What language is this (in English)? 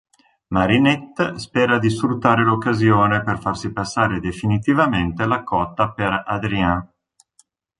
Italian